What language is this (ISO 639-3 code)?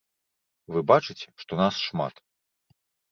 bel